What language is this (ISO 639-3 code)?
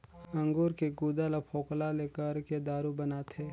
hne